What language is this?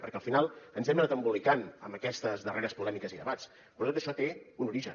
Catalan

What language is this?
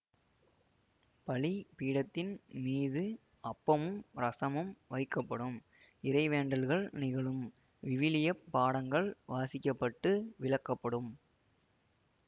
Tamil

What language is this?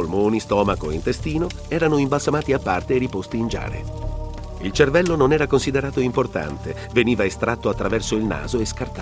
Italian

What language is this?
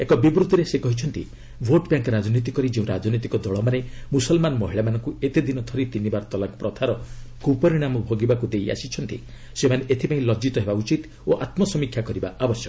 Odia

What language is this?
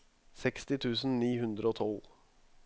Norwegian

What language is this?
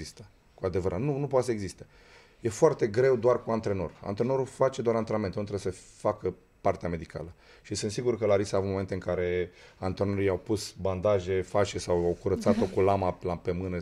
Romanian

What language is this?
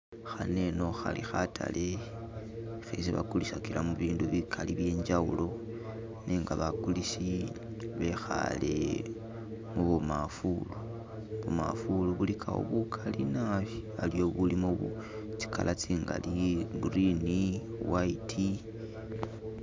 Masaaba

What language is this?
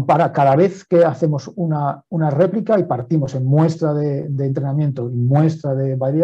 Spanish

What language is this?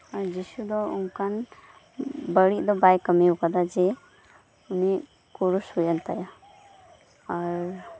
Santali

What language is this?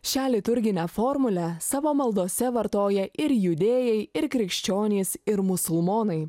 Lithuanian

